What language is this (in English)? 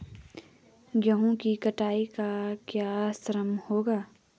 Hindi